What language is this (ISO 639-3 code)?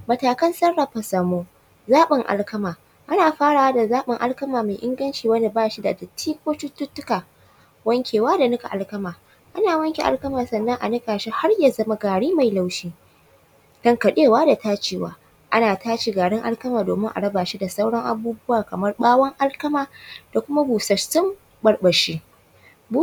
hau